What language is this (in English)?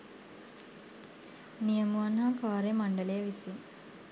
Sinhala